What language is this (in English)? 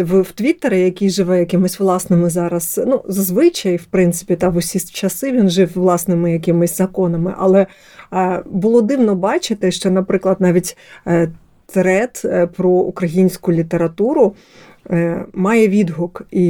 Ukrainian